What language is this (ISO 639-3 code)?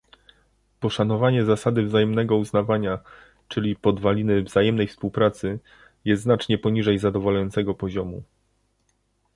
pol